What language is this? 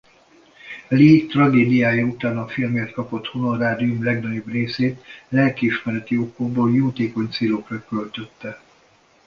Hungarian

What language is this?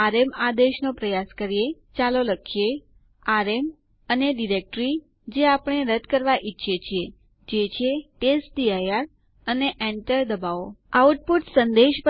Gujarati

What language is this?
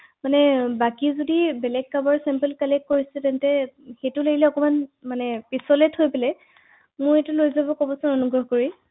Assamese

